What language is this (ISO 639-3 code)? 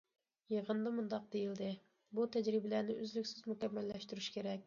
uig